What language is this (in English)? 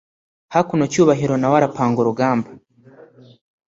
Kinyarwanda